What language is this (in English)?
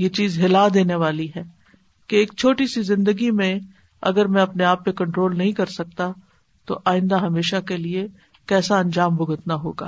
Urdu